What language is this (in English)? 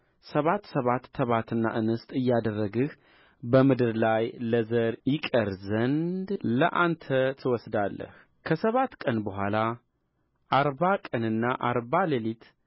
Amharic